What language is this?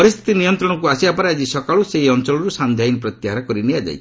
Odia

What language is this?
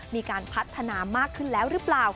Thai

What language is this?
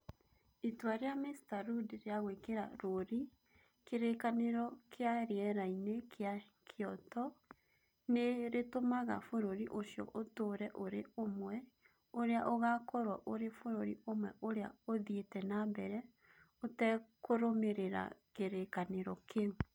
Kikuyu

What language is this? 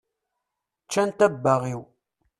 Kabyle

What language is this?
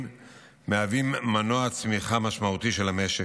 Hebrew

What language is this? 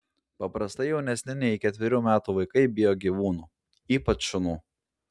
Lithuanian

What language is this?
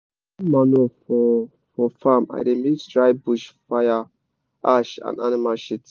Nigerian Pidgin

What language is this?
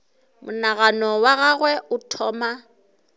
Northern Sotho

